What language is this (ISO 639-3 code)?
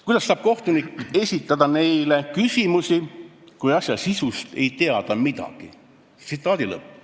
est